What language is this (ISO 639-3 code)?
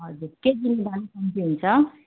nep